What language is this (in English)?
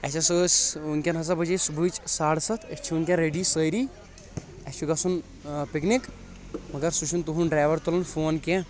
Kashmiri